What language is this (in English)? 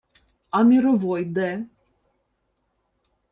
Ukrainian